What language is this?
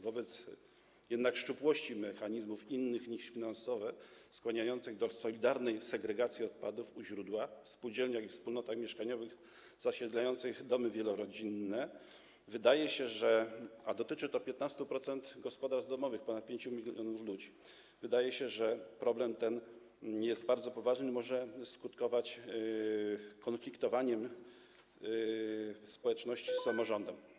Polish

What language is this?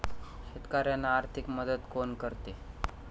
Marathi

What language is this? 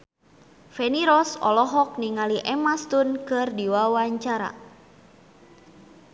Sundanese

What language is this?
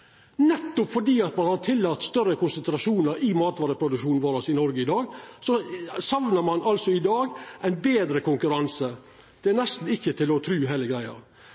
Norwegian Nynorsk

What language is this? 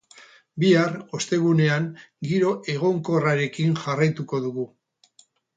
Basque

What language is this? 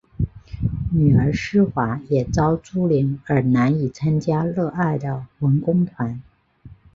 Chinese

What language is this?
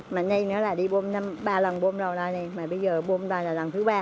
Vietnamese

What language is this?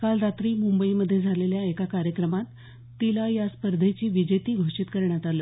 Marathi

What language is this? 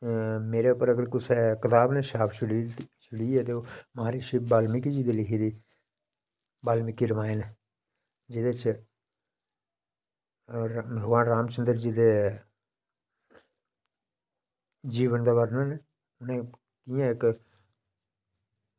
Dogri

